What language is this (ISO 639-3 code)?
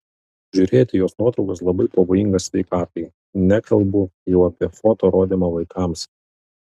lit